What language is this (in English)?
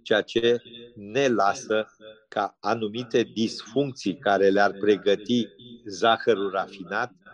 Romanian